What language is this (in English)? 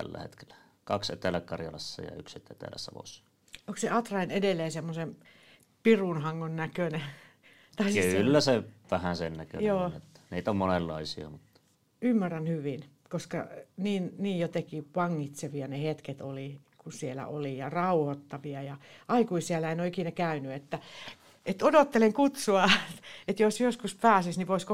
Finnish